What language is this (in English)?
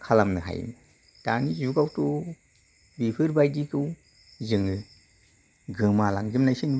Bodo